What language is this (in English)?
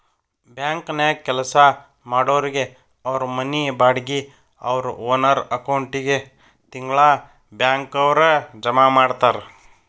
Kannada